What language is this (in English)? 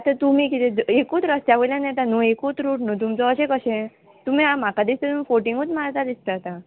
Konkani